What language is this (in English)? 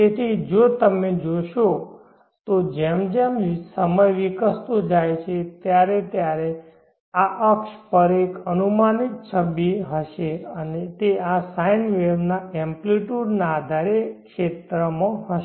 Gujarati